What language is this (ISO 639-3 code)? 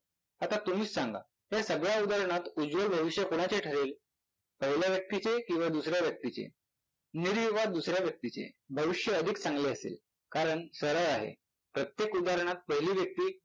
mar